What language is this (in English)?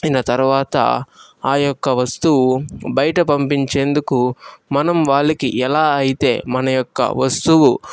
Telugu